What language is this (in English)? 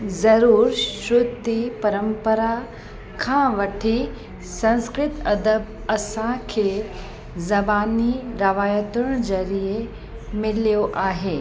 Sindhi